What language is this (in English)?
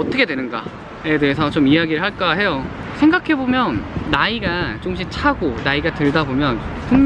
Korean